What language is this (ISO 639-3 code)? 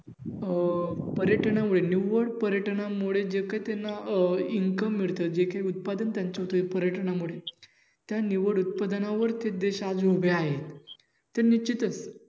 mar